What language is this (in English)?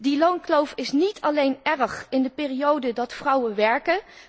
Dutch